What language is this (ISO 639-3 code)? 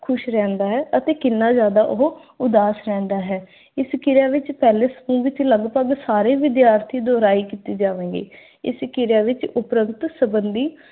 pan